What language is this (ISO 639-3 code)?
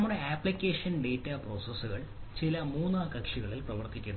mal